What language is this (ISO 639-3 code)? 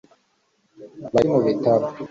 kin